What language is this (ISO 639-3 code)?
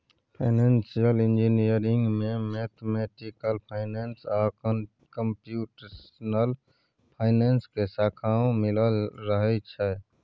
mai